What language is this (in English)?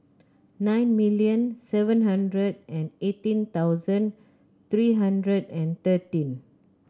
English